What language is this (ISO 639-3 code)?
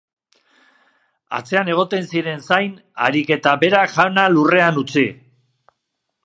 eus